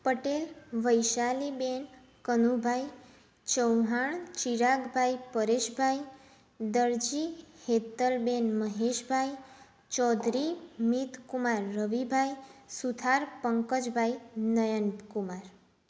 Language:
Gujarati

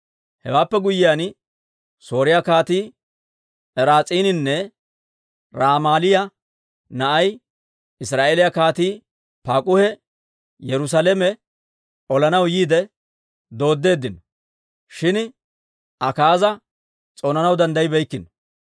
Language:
Dawro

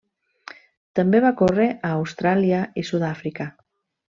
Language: Catalan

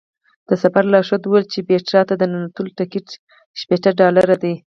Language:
Pashto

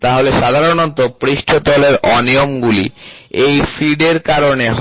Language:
Bangla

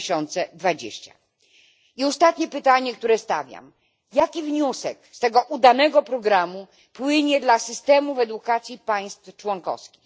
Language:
Polish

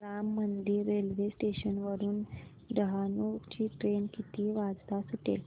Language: Marathi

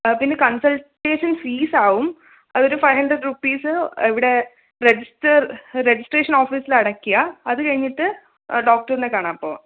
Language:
Malayalam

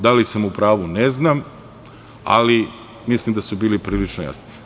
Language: Serbian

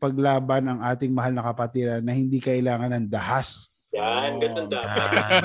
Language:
Filipino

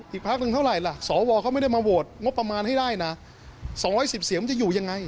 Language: Thai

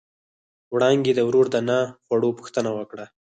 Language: Pashto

